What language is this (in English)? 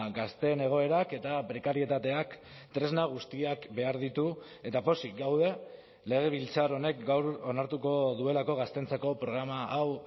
Basque